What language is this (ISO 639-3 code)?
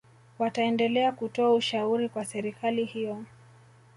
swa